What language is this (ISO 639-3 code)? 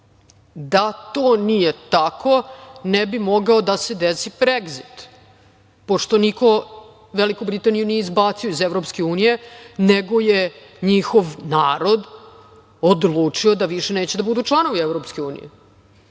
srp